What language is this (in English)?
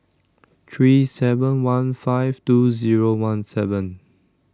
English